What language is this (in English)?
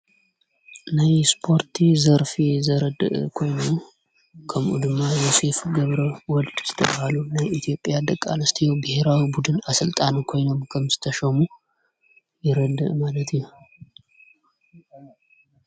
Tigrinya